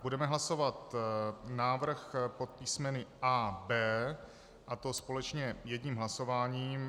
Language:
Czech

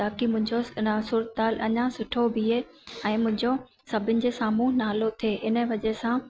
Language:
Sindhi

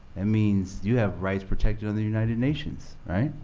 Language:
English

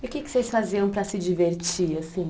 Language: Portuguese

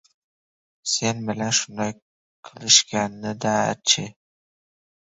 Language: Uzbek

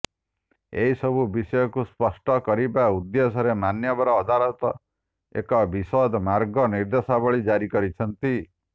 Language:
Odia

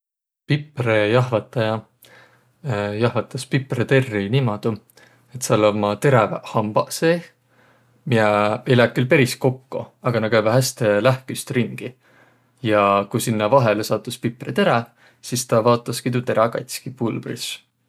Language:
Võro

